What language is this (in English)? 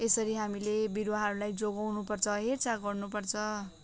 Nepali